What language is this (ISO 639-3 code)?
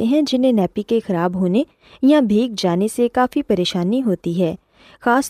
urd